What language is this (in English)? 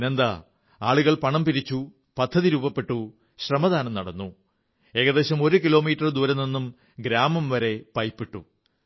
Malayalam